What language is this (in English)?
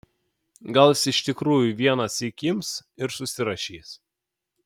Lithuanian